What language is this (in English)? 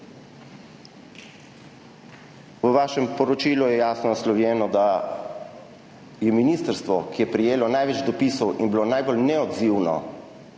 Slovenian